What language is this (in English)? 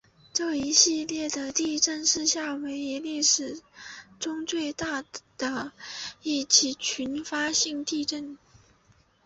Chinese